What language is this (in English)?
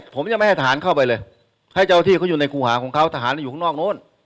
Thai